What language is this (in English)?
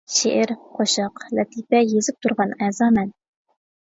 Uyghur